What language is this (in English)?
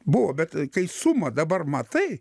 Lithuanian